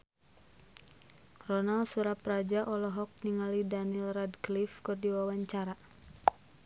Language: Sundanese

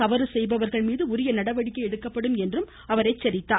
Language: Tamil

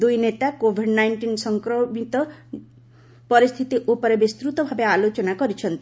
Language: Odia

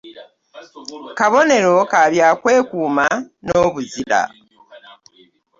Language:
Ganda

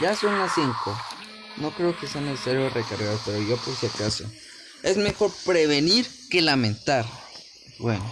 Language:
Spanish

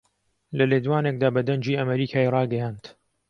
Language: Central Kurdish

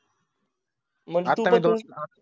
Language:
Marathi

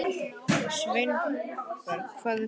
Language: Icelandic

